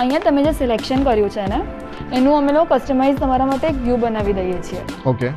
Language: Gujarati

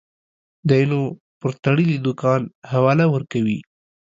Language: Pashto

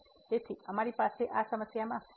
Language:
Gujarati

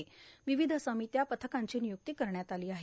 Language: Marathi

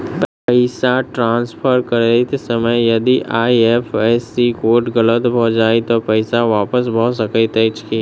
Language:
Maithili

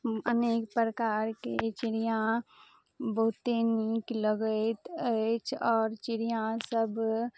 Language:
Maithili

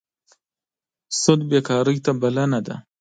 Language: Pashto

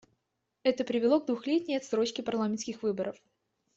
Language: Russian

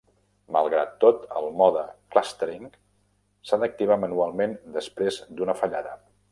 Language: Catalan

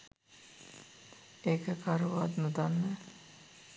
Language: Sinhala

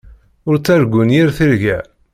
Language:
Kabyle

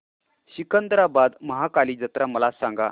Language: Marathi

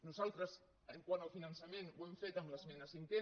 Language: Catalan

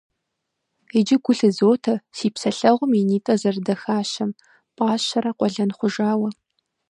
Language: Kabardian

